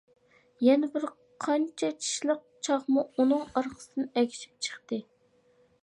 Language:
Uyghur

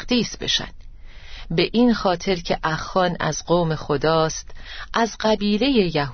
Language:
Persian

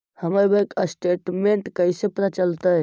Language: Magahi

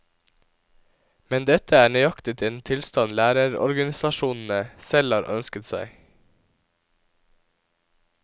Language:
Norwegian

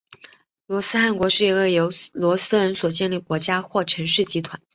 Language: Chinese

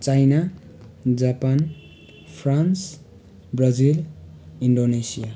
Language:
Nepali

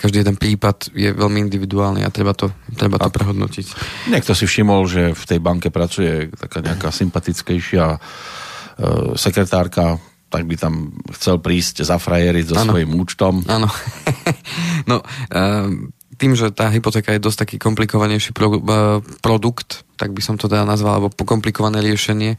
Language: Slovak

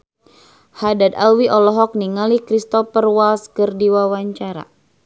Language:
Sundanese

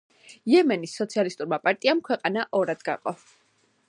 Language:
Georgian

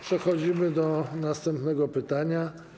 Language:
Polish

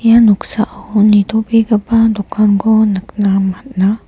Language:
Garo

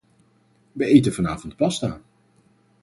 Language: Dutch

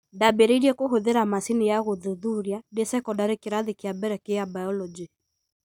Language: Kikuyu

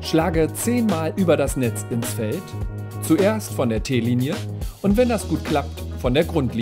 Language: German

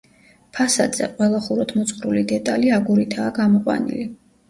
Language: Georgian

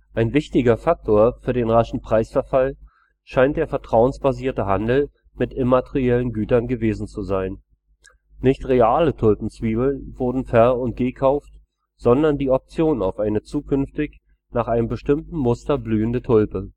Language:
German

